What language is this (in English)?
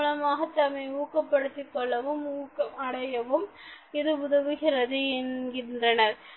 Tamil